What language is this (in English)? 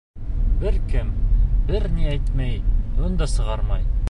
Bashkir